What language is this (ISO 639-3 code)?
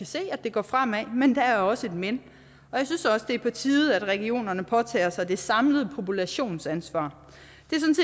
dan